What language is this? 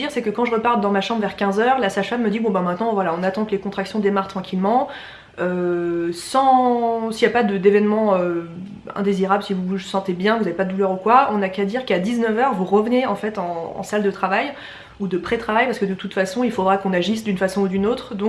French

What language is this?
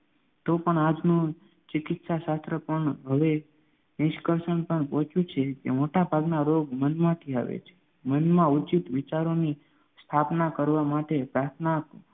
Gujarati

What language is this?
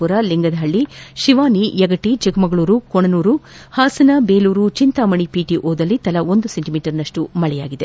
Kannada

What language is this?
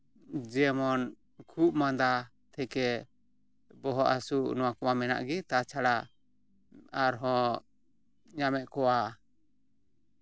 Santali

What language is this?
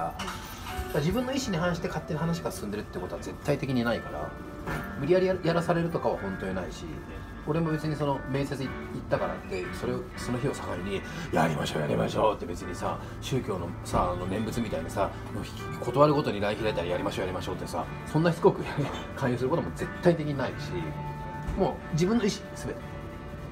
Japanese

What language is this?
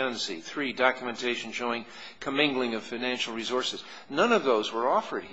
English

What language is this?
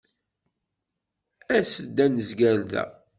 Kabyle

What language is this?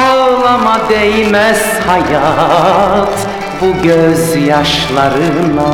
Turkish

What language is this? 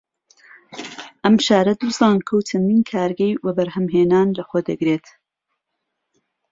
Central Kurdish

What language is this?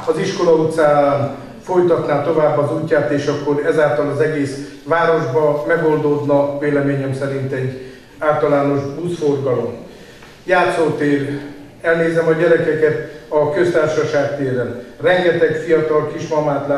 Hungarian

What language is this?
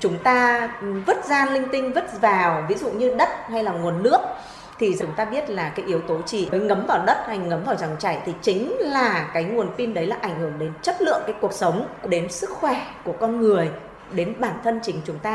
Vietnamese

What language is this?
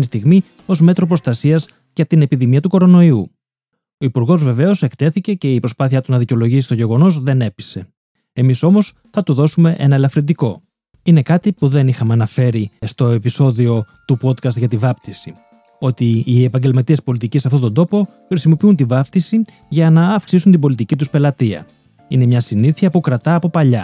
Greek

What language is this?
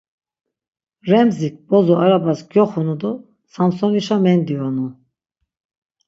Laz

